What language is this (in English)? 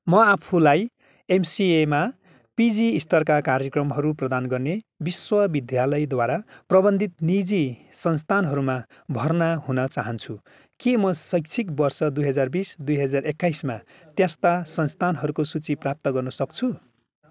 Nepali